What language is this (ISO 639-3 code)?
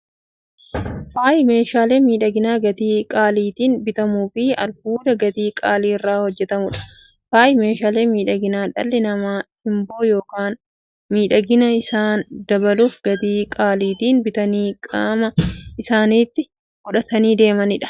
orm